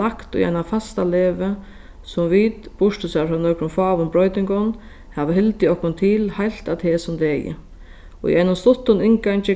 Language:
Faroese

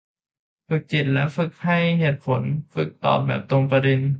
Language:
Thai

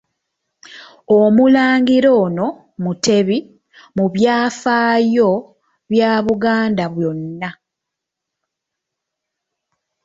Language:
Ganda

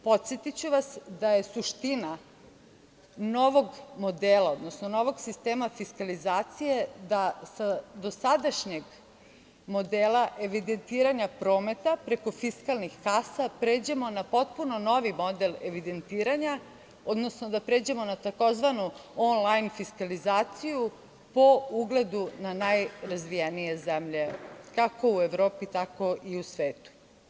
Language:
Serbian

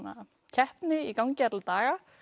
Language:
Icelandic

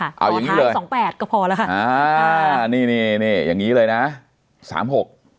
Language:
Thai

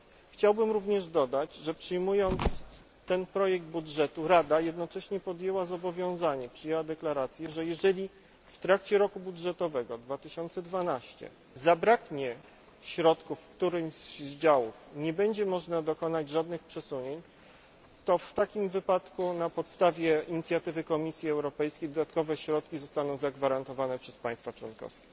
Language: Polish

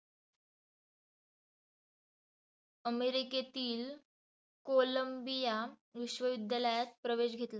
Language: Marathi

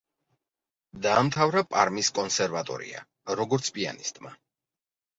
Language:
Georgian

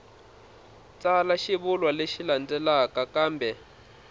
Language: Tsonga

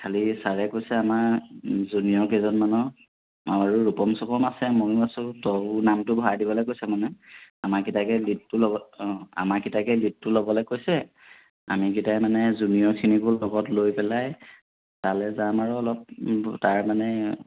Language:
Assamese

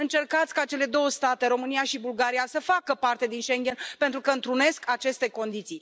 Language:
Romanian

